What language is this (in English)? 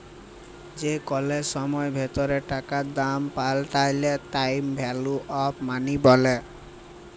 Bangla